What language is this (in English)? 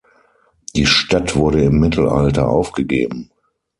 German